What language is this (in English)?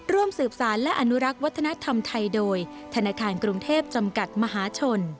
Thai